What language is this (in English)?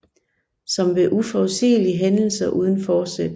Danish